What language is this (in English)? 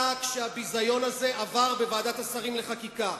Hebrew